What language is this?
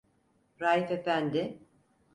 Turkish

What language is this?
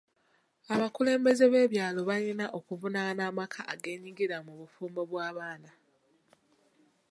Ganda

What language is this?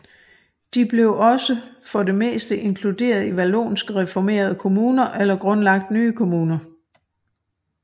Danish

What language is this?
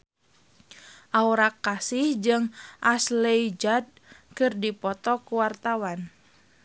Sundanese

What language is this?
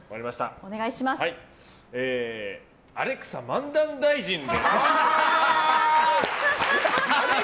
Japanese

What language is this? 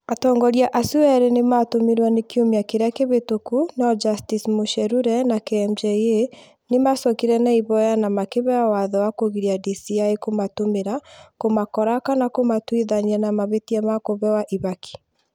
Kikuyu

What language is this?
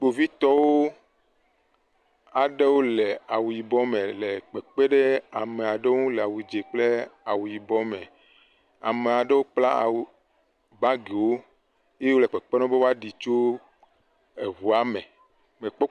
Ewe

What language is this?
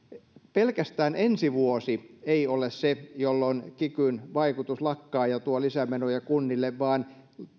Finnish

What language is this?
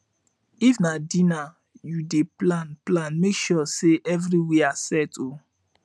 Nigerian Pidgin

